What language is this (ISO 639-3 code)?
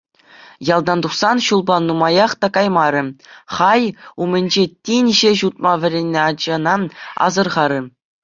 chv